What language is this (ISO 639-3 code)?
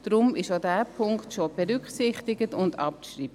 gsw